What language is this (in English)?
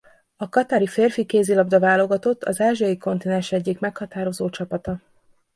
Hungarian